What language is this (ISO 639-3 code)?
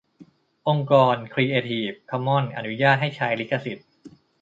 tha